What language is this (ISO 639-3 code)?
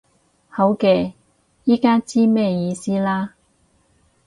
yue